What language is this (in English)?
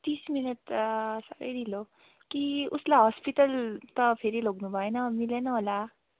Nepali